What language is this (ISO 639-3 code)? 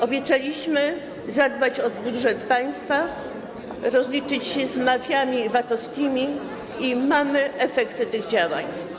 pol